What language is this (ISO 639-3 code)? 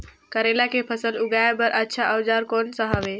hne